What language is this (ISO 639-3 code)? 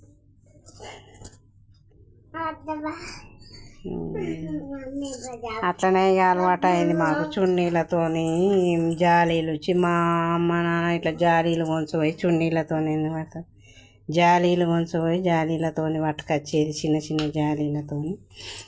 tel